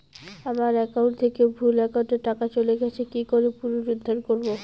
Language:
Bangla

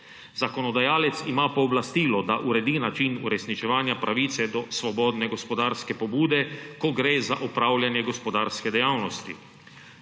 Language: Slovenian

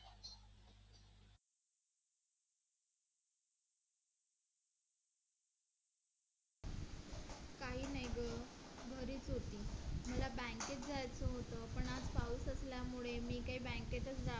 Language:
Marathi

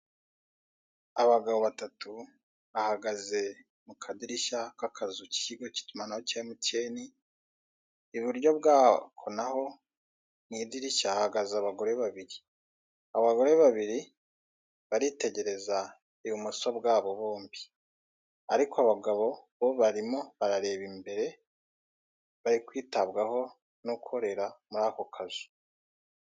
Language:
Kinyarwanda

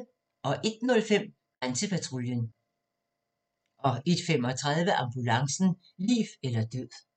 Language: Danish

